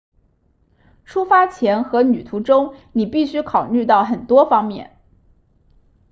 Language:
Chinese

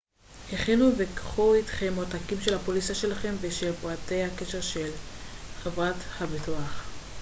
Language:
Hebrew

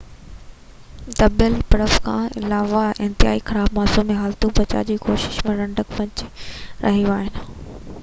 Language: Sindhi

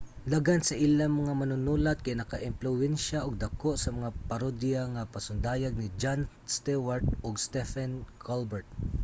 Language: Cebuano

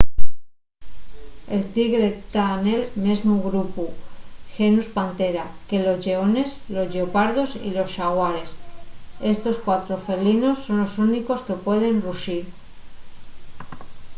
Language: Asturian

